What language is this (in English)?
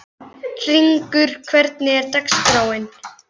Icelandic